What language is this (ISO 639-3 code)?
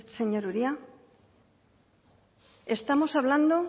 spa